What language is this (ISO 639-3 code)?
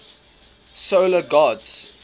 eng